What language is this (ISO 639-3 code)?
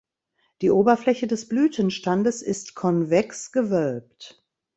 deu